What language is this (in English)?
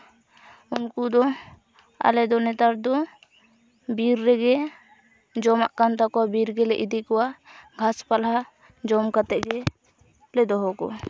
Santali